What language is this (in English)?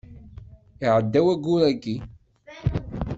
Kabyle